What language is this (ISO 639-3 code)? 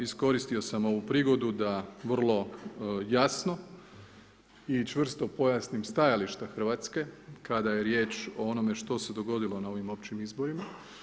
hrv